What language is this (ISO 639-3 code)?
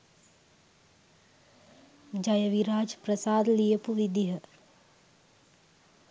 sin